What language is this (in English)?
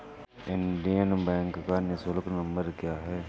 Hindi